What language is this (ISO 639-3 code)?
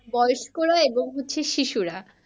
ben